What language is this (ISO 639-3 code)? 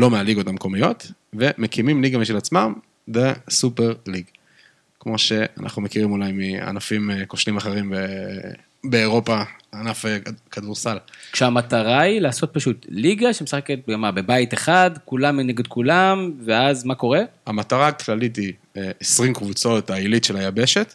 heb